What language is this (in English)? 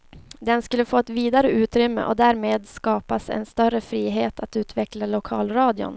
Swedish